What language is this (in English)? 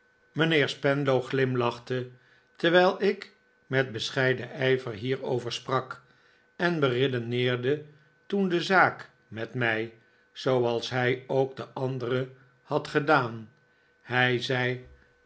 Dutch